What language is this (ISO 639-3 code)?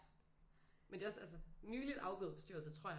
dan